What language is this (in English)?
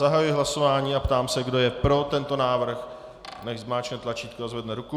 Czech